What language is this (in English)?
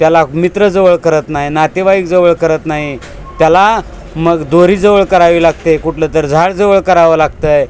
Marathi